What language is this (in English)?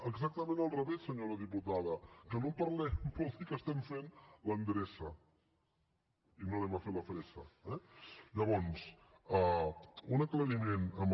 Catalan